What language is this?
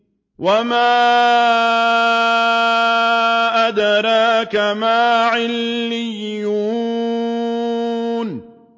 Arabic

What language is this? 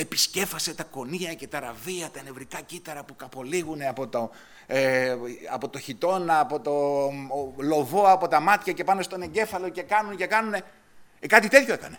Greek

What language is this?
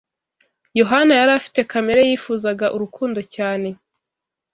Kinyarwanda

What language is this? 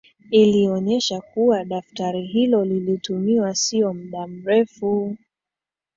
Swahili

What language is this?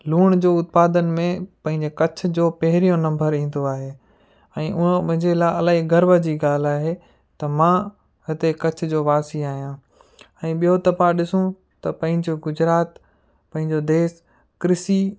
Sindhi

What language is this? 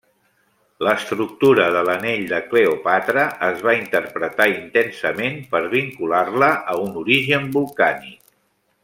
Catalan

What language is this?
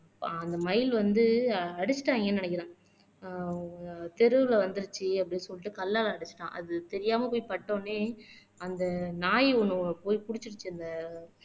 Tamil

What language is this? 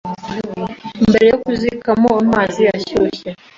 Kinyarwanda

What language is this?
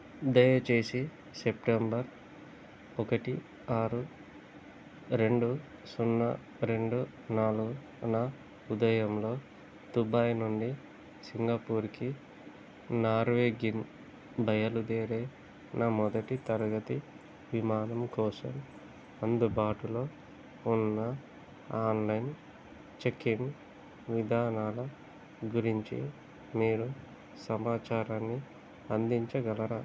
Telugu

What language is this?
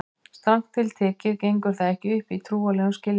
Icelandic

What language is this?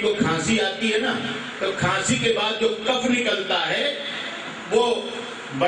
Hindi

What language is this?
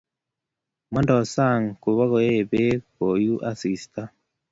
Kalenjin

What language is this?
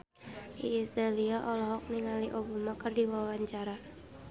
Sundanese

